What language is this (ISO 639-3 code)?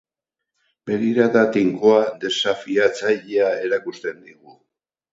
eus